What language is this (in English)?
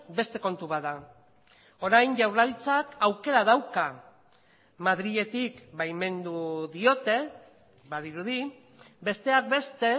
Basque